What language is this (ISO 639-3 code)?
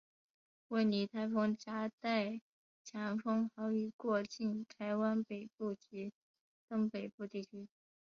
zho